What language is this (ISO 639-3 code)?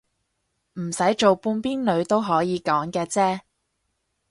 yue